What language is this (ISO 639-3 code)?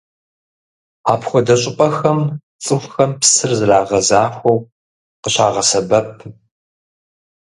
kbd